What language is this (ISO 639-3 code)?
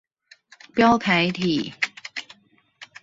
zho